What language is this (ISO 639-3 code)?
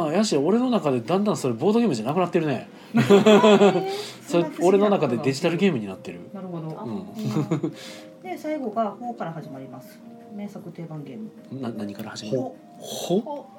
jpn